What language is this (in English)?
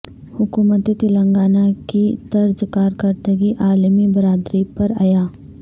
Urdu